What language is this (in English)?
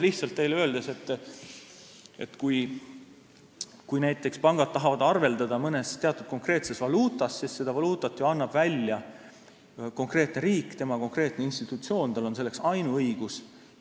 Estonian